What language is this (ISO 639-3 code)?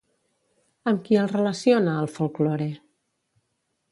cat